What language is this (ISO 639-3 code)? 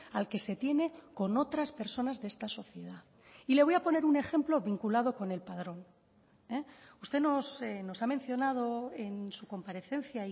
spa